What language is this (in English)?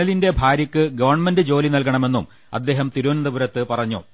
Malayalam